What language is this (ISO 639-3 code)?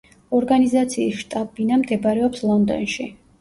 kat